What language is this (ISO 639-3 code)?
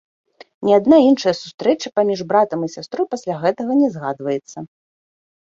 bel